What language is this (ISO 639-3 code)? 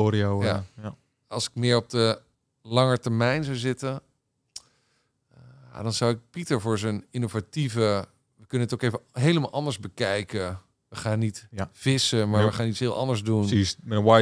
nld